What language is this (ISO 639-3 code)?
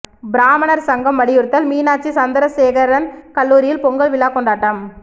tam